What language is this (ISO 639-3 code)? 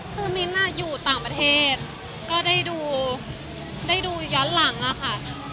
tha